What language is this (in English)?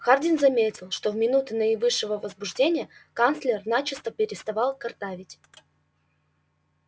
Russian